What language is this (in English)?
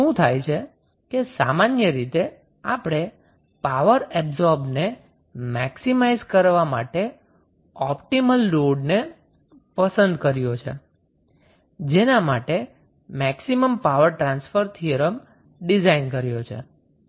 Gujarati